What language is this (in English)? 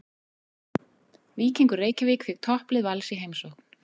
Icelandic